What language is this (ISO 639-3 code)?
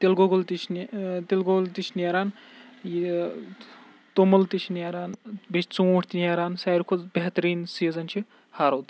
kas